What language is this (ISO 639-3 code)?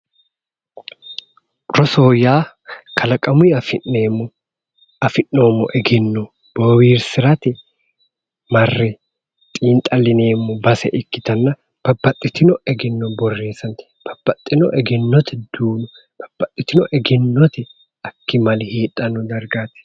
sid